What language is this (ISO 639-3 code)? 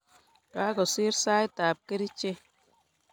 kln